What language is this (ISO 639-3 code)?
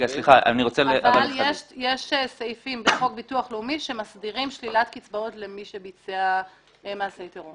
heb